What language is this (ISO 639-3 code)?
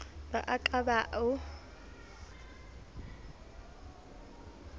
sot